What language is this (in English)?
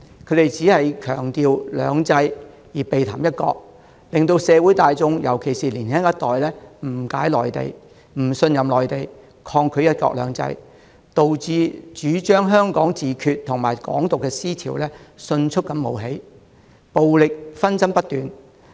Cantonese